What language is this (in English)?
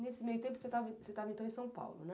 Portuguese